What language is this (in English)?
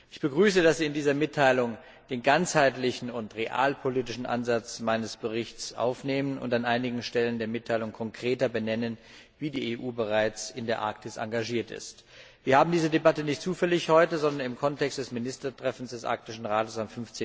German